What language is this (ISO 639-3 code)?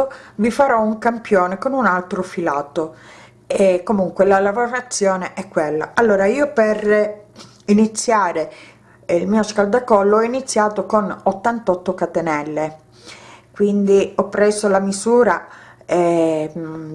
ita